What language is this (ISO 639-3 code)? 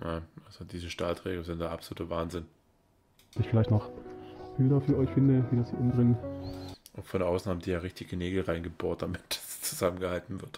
deu